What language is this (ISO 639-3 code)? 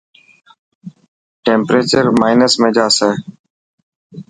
mki